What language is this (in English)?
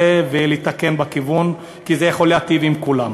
Hebrew